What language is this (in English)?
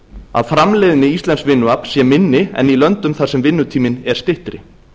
Icelandic